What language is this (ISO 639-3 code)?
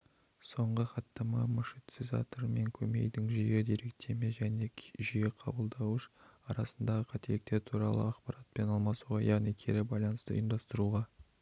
kaz